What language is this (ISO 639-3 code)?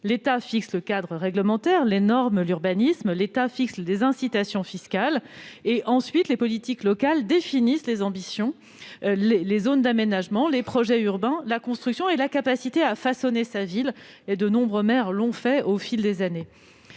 fra